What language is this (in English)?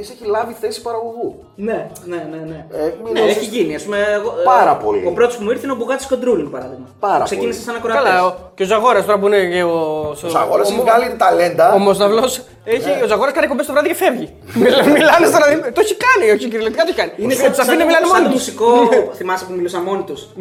Greek